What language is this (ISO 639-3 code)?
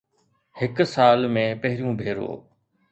snd